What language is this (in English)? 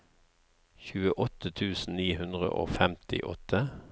Norwegian